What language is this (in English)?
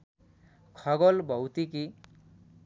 Nepali